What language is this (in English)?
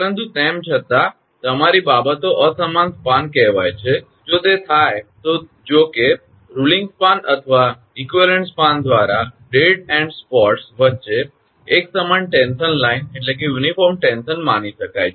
Gujarati